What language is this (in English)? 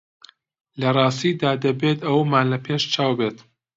Central Kurdish